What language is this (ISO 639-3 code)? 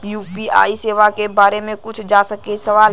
bho